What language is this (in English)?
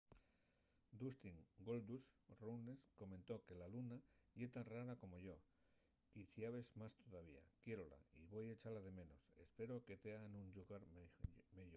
Asturian